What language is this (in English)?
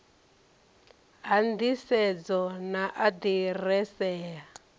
Venda